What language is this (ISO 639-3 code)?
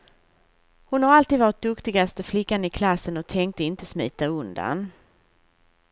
swe